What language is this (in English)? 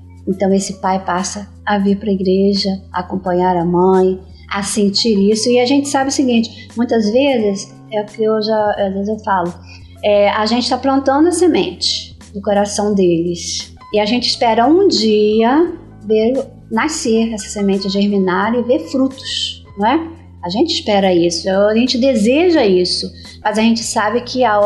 Portuguese